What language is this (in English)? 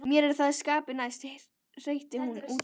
Icelandic